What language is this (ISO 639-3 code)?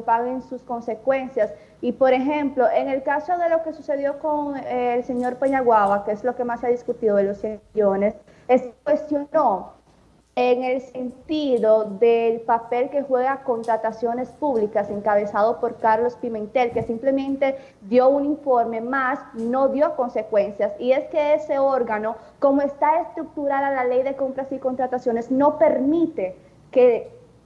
spa